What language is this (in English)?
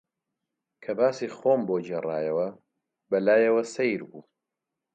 Central Kurdish